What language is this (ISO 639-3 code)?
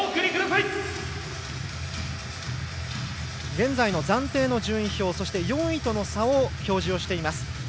jpn